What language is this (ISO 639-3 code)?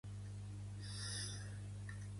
cat